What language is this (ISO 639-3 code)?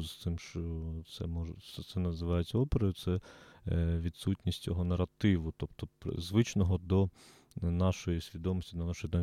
ukr